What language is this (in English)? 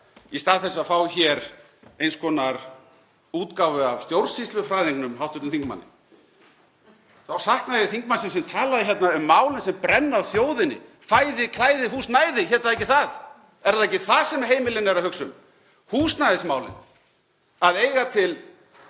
Icelandic